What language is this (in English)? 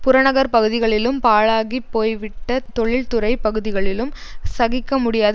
Tamil